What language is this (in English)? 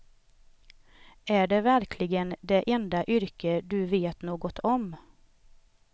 Swedish